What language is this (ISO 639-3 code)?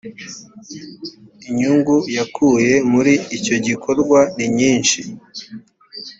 kin